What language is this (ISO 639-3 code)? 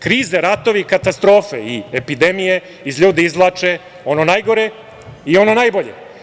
srp